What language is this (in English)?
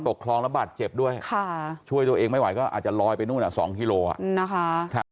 Thai